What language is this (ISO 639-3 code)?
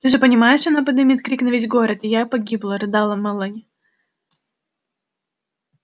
rus